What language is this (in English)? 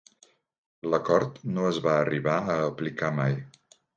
Catalan